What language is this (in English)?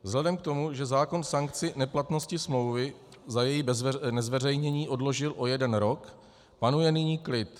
Czech